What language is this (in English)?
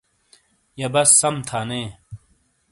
Shina